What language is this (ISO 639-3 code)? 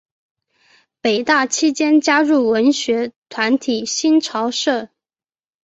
zho